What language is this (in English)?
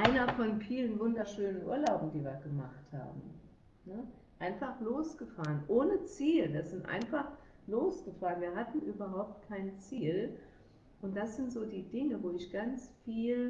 German